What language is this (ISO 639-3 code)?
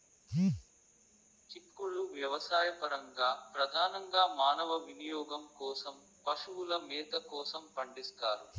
tel